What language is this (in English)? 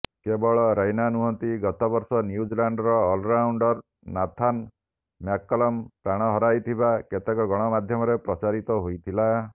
Odia